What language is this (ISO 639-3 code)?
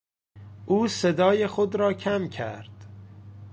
fas